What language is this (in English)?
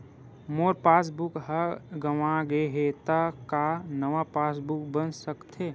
Chhattisgarhi